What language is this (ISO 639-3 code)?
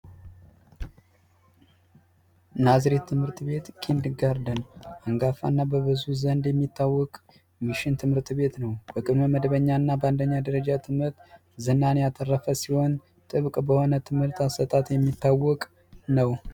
amh